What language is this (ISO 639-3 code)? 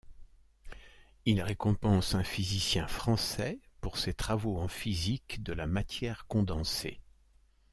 fra